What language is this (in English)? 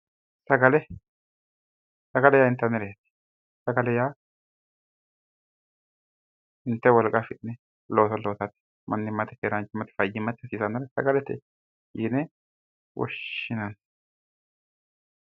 Sidamo